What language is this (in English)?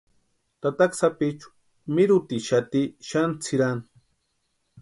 Western Highland Purepecha